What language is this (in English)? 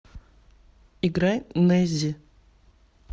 Russian